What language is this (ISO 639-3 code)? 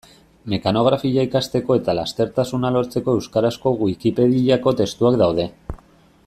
eus